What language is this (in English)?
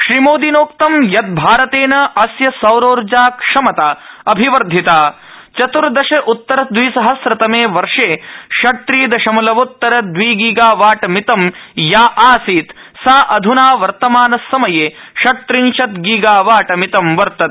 Sanskrit